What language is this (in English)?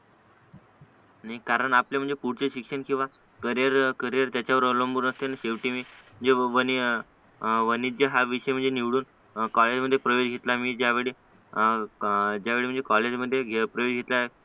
Marathi